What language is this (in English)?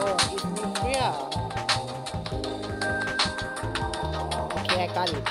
English